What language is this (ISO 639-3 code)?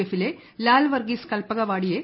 mal